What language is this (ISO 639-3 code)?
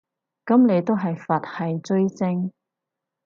yue